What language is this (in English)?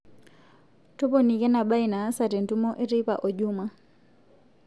Masai